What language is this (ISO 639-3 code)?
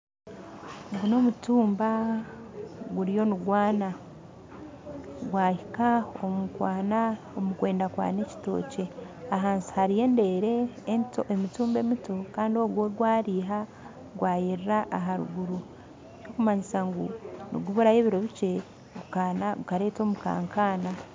nyn